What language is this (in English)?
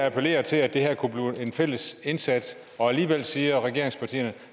Danish